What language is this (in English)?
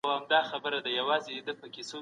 Pashto